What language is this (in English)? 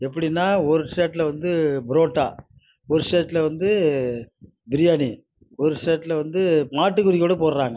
Tamil